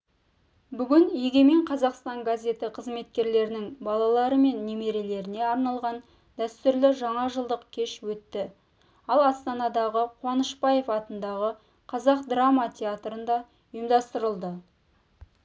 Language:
Kazakh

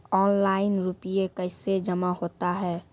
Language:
Maithili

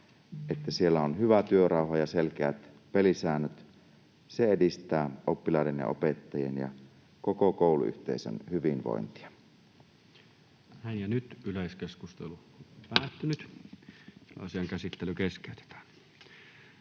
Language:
Finnish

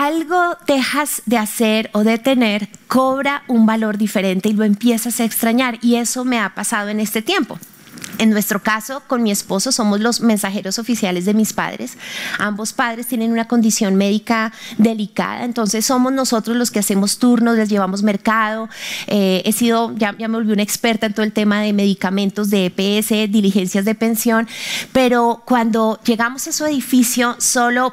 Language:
Spanish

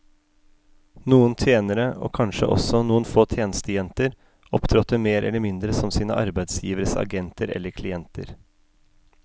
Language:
Norwegian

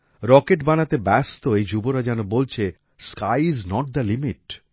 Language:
Bangla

